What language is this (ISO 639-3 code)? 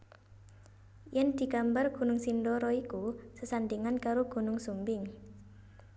jav